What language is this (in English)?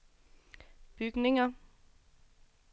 Danish